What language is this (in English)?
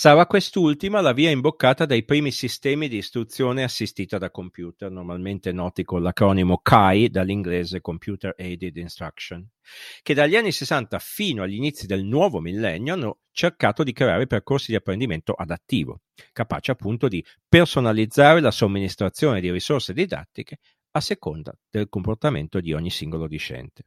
Italian